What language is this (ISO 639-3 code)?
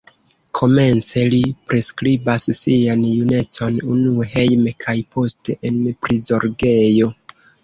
epo